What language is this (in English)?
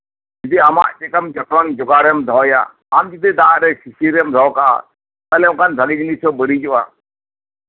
Santali